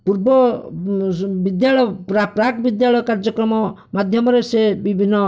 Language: Odia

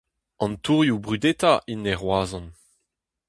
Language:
Breton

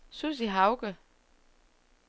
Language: Danish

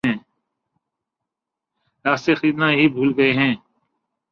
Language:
Urdu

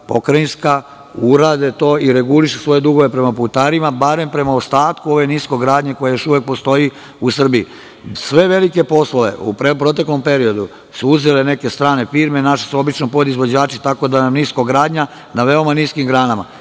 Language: Serbian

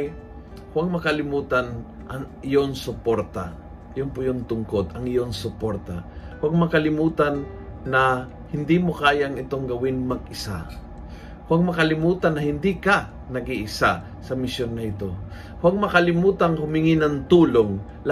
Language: Filipino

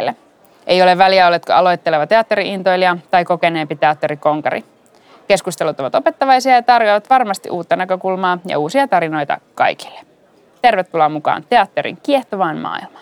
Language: Finnish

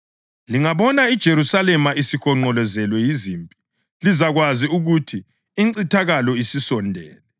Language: North Ndebele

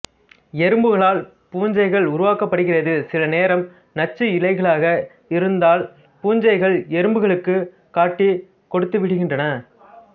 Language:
Tamil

